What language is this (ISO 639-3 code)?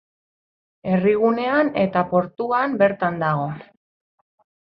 eus